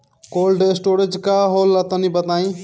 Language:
Bhojpuri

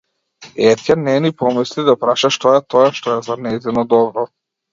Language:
Macedonian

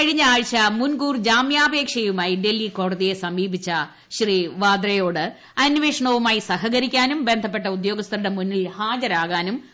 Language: Malayalam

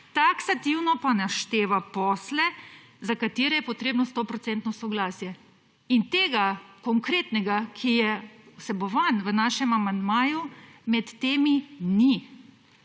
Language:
Slovenian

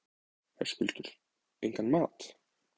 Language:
Icelandic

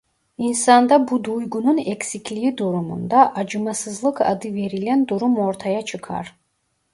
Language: Turkish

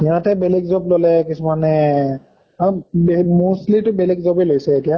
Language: Assamese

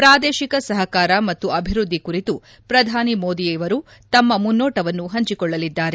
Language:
Kannada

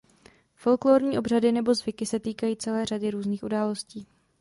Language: Czech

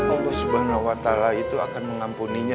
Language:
Indonesian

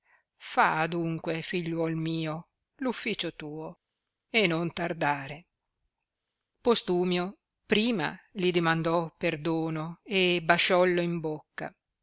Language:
Italian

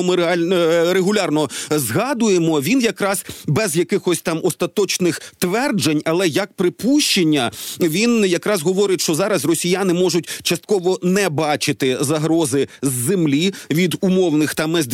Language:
Ukrainian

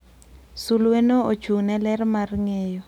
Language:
Luo (Kenya and Tanzania)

